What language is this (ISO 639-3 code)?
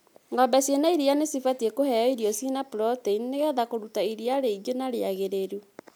kik